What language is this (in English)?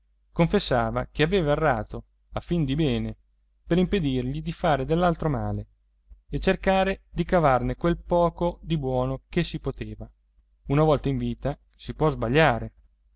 Italian